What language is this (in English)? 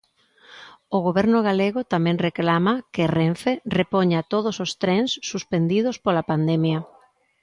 Galician